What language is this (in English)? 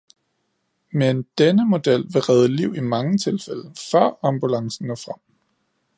Danish